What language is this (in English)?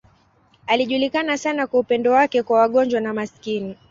Swahili